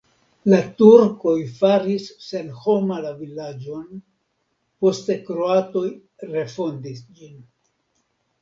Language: Esperanto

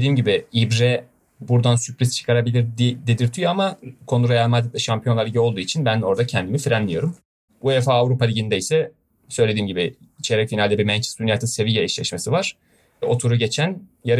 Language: Turkish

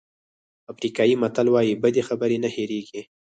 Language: Pashto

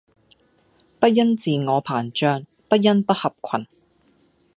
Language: Cantonese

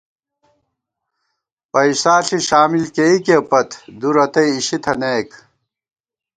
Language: Gawar-Bati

